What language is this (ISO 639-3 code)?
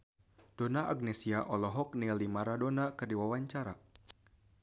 sun